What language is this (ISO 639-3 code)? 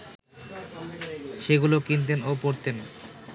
ben